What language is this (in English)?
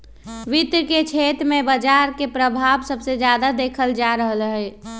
Magahi